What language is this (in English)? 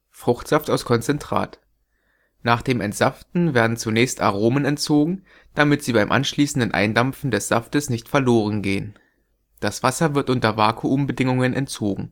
German